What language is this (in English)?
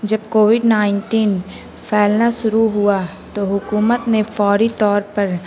Urdu